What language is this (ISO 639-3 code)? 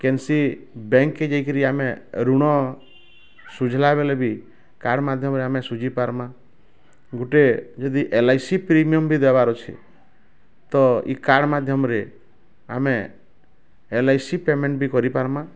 ori